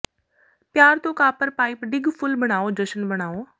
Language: Punjabi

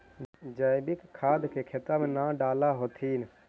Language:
Magahi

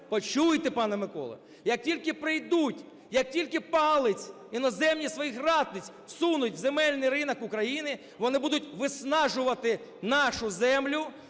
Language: Ukrainian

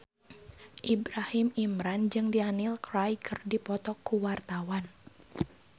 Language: Sundanese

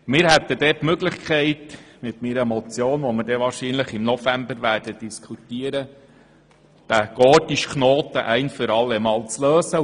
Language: Swiss German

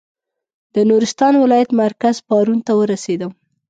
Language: Pashto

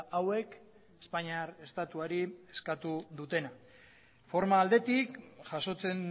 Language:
Basque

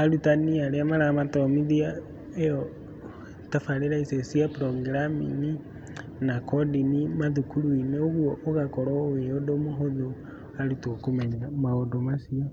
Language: Kikuyu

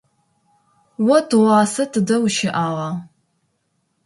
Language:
Adyghe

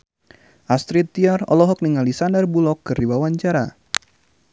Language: Sundanese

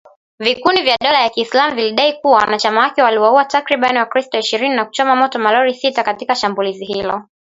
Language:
Swahili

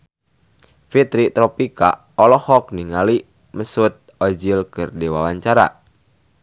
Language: Sundanese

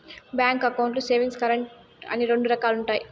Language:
Telugu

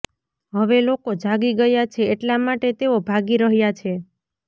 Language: Gujarati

